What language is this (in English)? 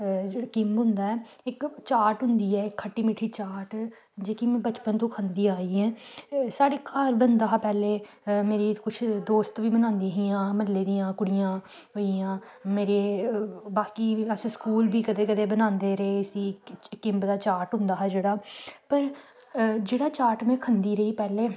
Dogri